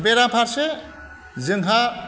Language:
Bodo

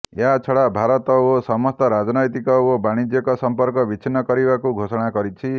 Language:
Odia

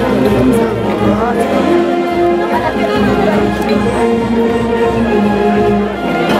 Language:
Spanish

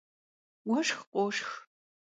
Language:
Kabardian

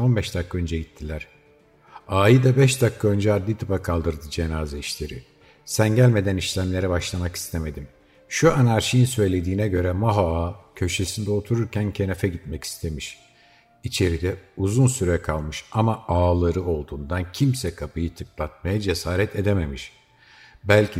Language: Turkish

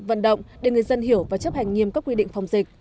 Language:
Vietnamese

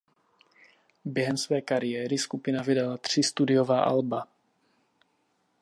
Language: Czech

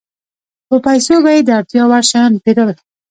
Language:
Pashto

